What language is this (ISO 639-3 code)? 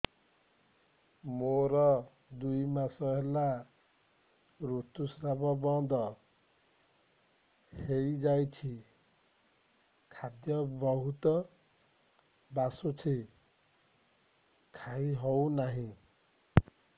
ori